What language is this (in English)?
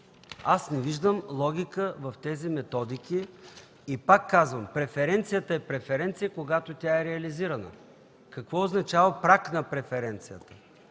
Bulgarian